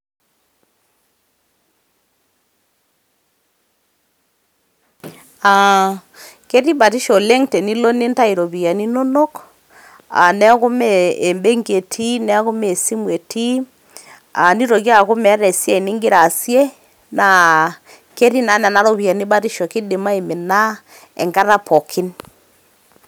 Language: Masai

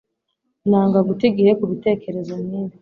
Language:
Kinyarwanda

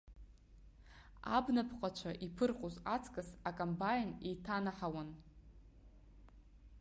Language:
Abkhazian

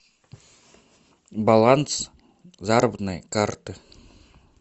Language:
Russian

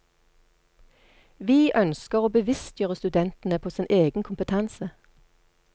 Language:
Norwegian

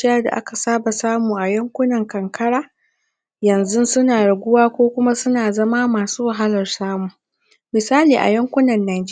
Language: Hausa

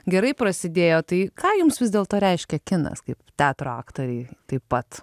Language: Lithuanian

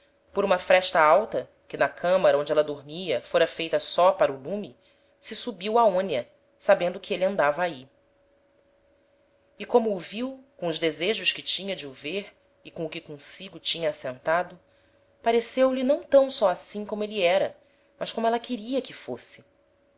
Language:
Portuguese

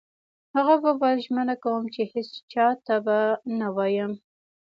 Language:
Pashto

